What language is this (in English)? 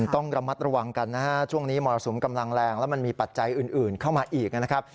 Thai